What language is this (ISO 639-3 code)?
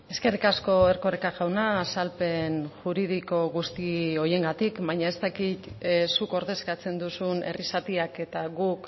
eus